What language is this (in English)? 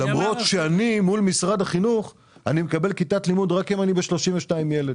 Hebrew